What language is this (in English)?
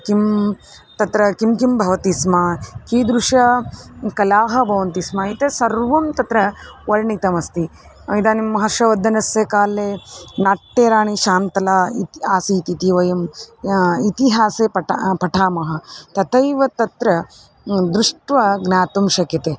Sanskrit